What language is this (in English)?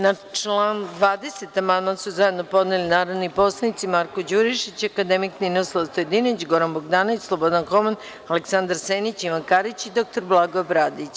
Serbian